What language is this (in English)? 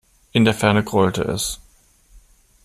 German